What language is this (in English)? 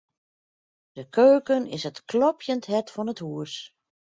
Western Frisian